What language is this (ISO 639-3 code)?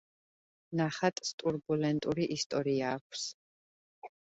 kat